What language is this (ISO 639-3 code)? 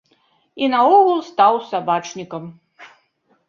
bel